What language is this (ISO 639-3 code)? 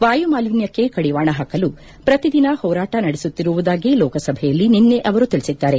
kan